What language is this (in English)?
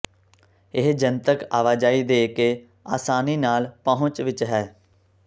Punjabi